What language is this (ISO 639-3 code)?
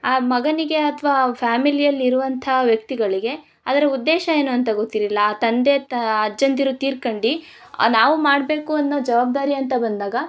kan